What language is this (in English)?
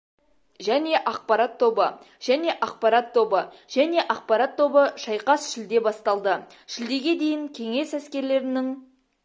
Kazakh